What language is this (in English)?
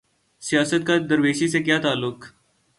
Urdu